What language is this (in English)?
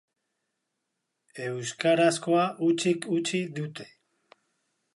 Basque